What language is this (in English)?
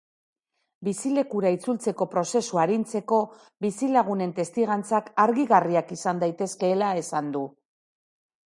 Basque